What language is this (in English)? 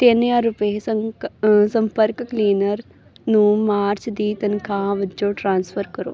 Punjabi